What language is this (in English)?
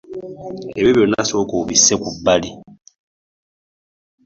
Ganda